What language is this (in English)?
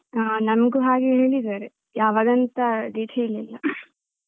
Kannada